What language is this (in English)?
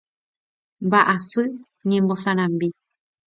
Guarani